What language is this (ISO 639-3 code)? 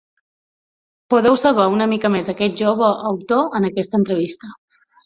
cat